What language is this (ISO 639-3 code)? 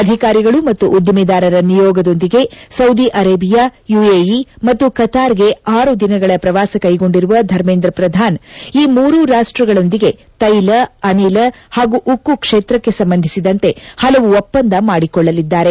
kan